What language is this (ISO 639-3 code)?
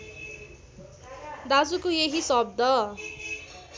nep